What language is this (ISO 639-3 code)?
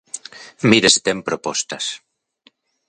glg